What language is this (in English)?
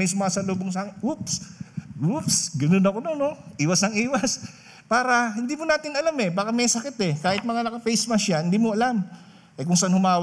Filipino